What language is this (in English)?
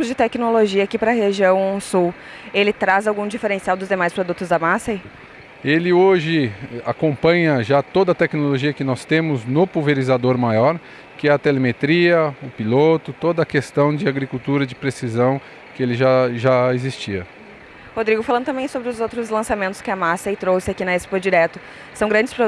Portuguese